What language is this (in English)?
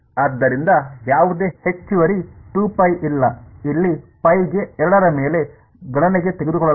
Kannada